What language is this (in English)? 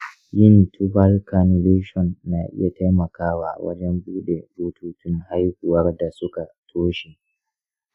Hausa